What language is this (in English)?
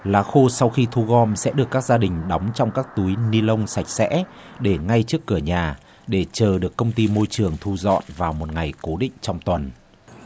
Vietnamese